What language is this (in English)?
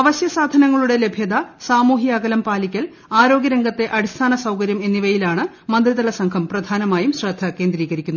Malayalam